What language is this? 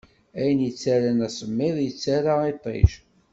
Kabyle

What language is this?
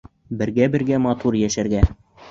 Bashkir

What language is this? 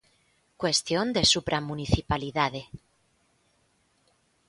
Galician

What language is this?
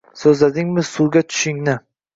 Uzbek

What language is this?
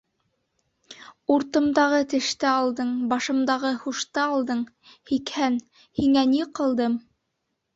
Bashkir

